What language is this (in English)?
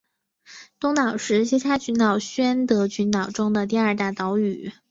Chinese